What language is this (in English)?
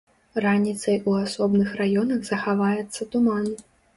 Belarusian